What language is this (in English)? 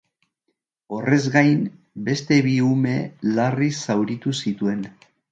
Basque